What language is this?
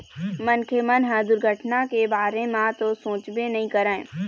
Chhattisgarhi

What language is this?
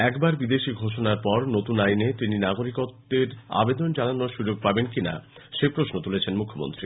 Bangla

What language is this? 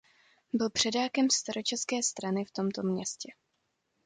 Czech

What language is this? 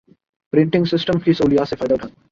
Urdu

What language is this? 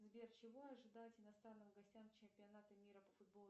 Russian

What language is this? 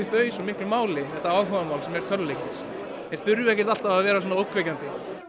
Icelandic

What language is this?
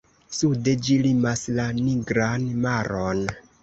Esperanto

